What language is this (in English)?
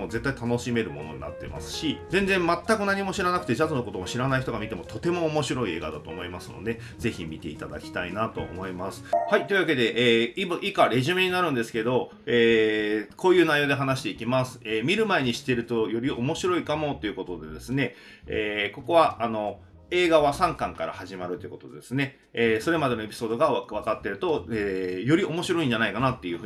Japanese